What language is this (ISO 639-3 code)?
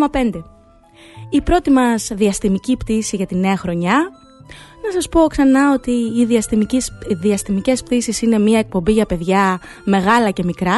ell